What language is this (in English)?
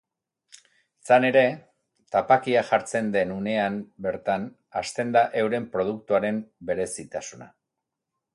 Basque